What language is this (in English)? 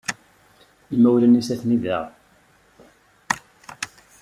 Kabyle